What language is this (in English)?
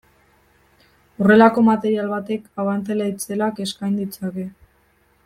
Basque